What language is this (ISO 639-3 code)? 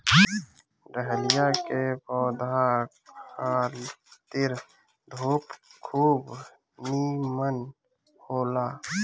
bho